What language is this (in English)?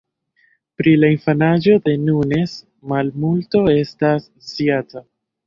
Esperanto